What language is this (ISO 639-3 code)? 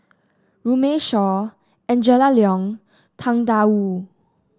eng